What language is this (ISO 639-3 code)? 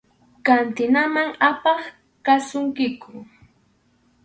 qxu